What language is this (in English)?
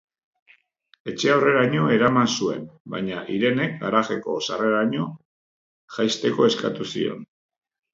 Basque